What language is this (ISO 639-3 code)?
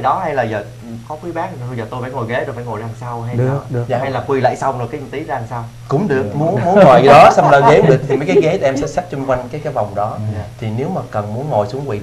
vie